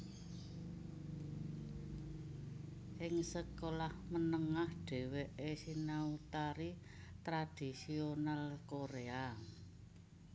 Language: Javanese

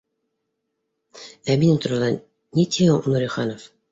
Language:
Bashkir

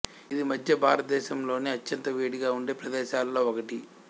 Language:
Telugu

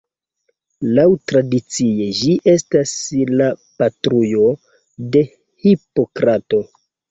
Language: Esperanto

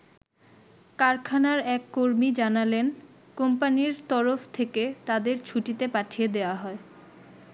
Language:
Bangla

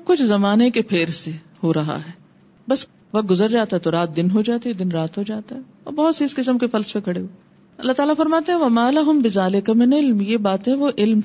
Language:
Urdu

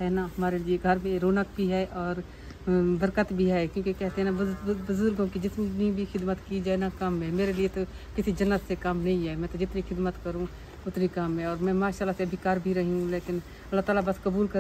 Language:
Hindi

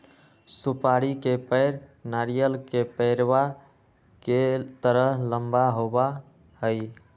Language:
Magahi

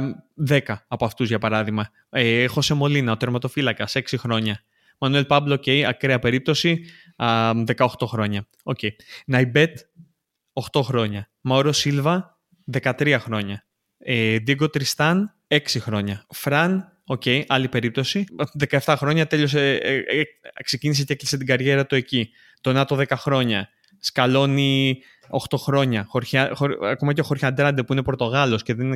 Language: Greek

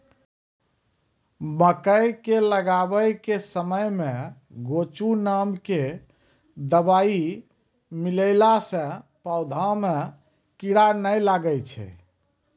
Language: Maithili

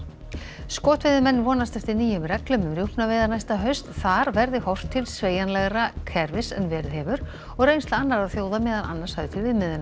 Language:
Icelandic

